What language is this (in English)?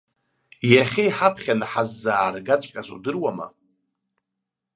Abkhazian